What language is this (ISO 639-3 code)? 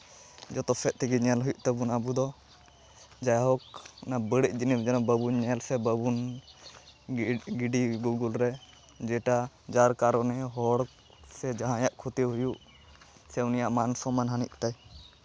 sat